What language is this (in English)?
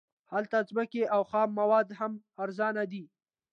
Pashto